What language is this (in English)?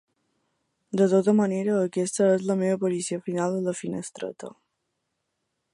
Catalan